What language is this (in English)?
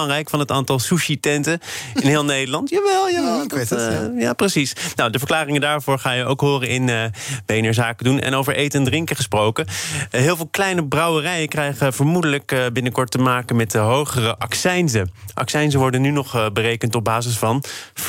Dutch